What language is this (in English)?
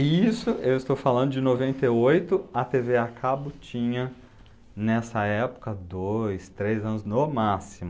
Portuguese